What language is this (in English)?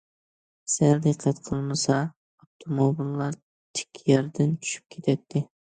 Uyghur